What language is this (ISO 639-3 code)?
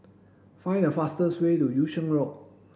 eng